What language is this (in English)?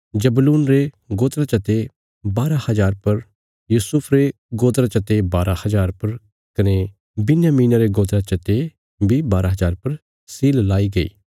Bilaspuri